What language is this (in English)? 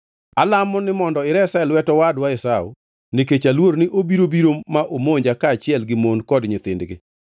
Luo (Kenya and Tanzania)